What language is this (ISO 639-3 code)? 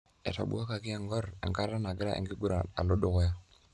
mas